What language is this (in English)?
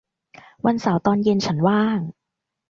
Thai